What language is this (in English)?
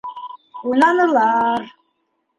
Bashkir